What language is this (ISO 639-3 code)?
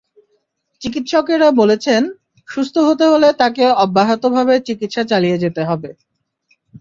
ben